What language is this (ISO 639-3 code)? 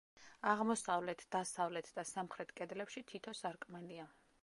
kat